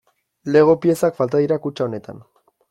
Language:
Basque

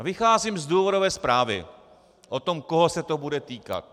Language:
Czech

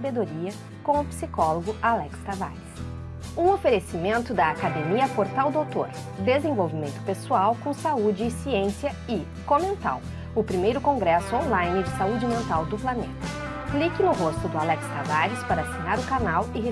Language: Portuguese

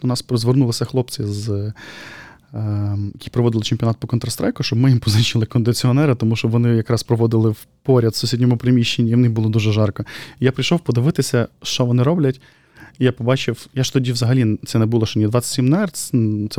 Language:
Ukrainian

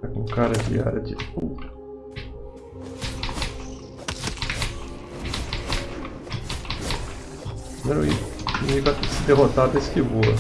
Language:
Portuguese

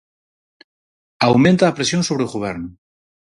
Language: Galician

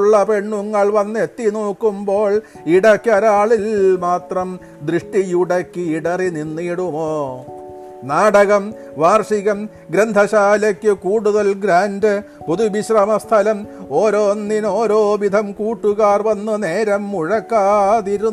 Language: Malayalam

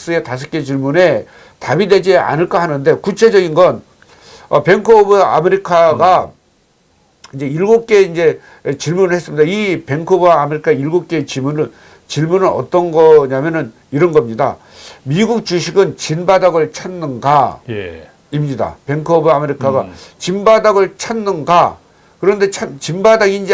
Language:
Korean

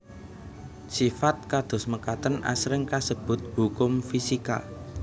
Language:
Javanese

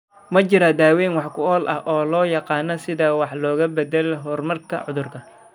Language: Somali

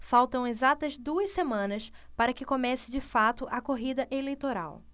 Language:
Portuguese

